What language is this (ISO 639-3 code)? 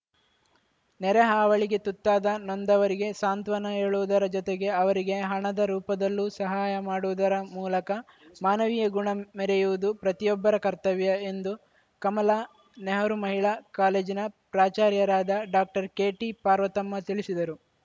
kan